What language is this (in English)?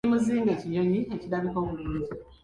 Ganda